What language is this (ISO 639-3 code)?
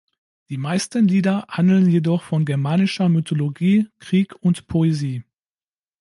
deu